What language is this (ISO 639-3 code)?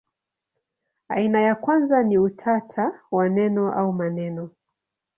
swa